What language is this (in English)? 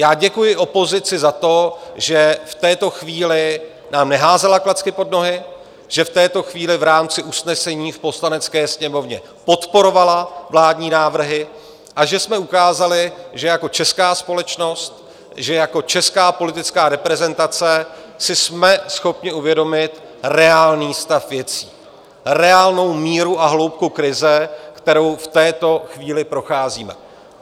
Czech